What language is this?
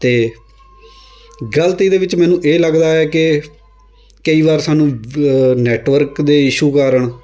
Punjabi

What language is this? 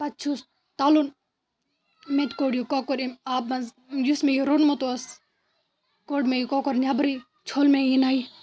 Kashmiri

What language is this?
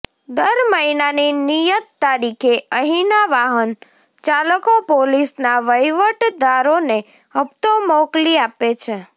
Gujarati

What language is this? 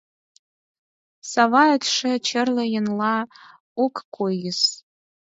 Mari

